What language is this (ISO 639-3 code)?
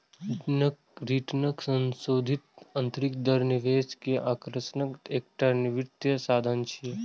mai